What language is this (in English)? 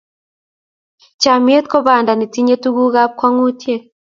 Kalenjin